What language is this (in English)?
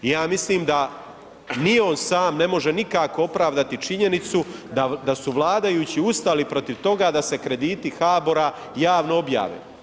Croatian